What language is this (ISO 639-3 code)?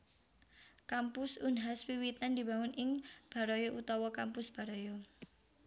jav